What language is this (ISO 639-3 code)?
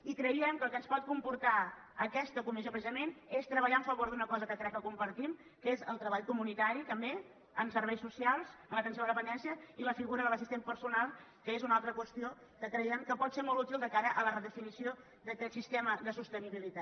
cat